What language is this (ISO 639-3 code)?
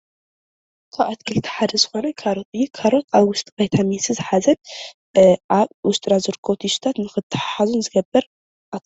tir